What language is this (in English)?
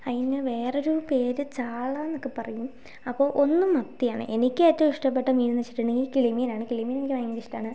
Malayalam